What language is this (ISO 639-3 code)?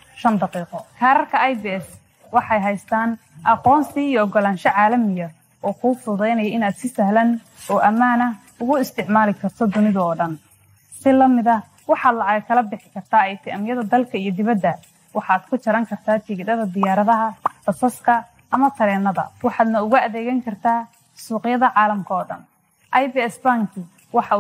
ara